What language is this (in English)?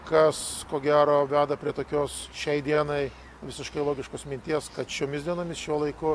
Lithuanian